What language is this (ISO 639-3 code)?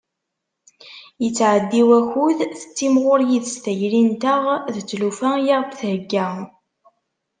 kab